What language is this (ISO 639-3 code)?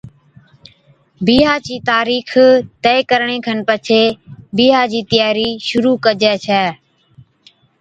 odk